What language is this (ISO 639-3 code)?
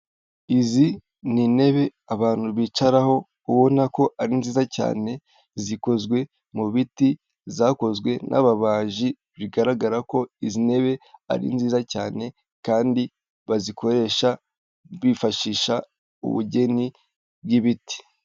kin